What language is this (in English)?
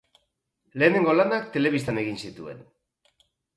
Basque